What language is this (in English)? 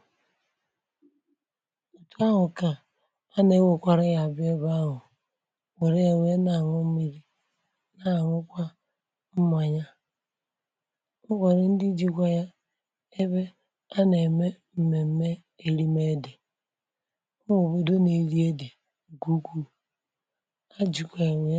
Igbo